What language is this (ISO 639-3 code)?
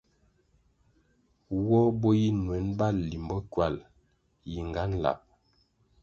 nmg